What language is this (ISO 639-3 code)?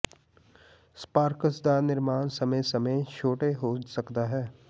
pan